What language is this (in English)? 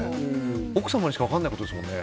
Japanese